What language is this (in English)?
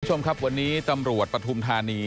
Thai